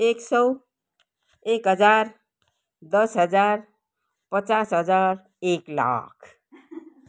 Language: Nepali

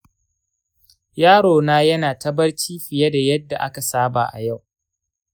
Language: Hausa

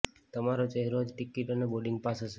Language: Gujarati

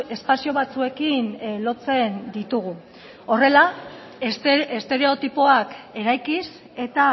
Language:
Basque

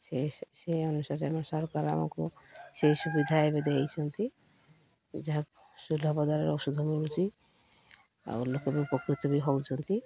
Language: Odia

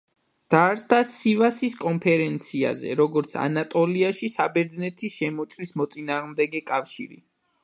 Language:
Georgian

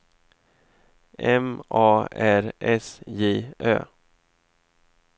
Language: Swedish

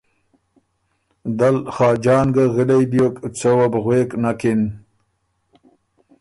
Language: Ormuri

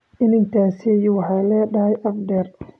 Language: Somali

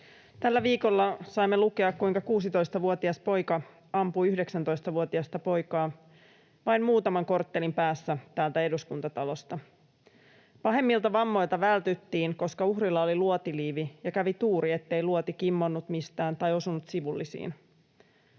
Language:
Finnish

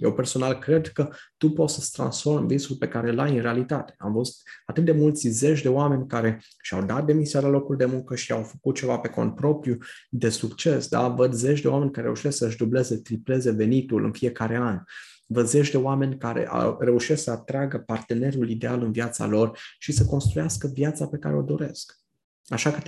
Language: Romanian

